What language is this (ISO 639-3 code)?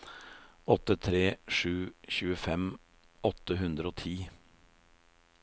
nor